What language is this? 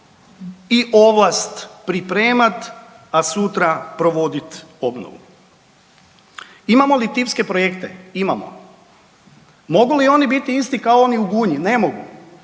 Croatian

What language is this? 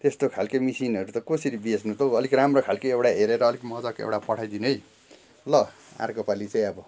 Nepali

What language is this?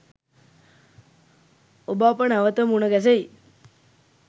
Sinhala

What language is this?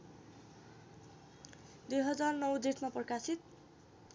Nepali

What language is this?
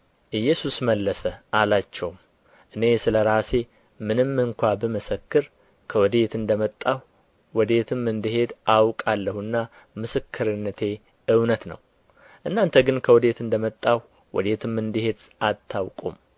Amharic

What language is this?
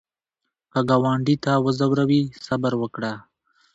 Pashto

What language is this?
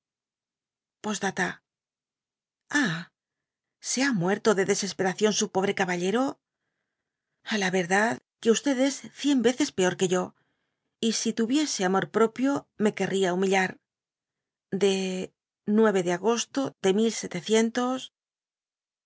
Spanish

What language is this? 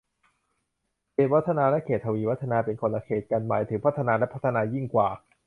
Thai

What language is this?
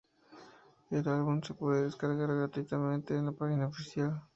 Spanish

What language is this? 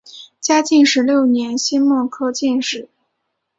Chinese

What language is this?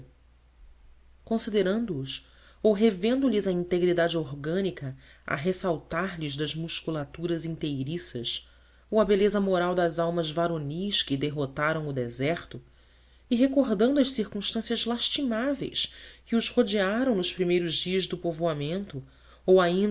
Portuguese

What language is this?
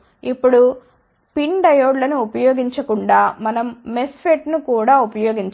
Telugu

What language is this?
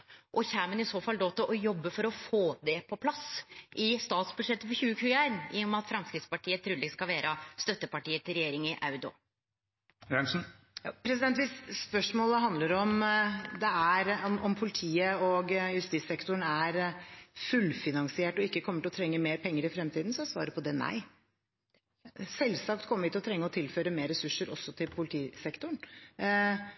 Norwegian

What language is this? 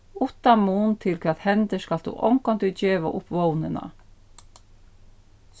Faroese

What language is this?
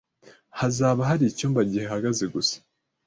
Kinyarwanda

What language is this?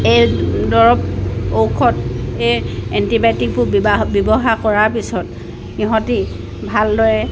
Assamese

